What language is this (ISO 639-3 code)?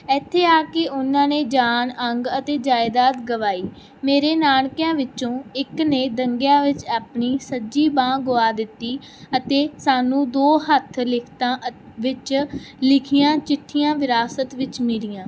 pan